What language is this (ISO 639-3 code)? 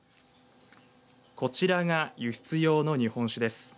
jpn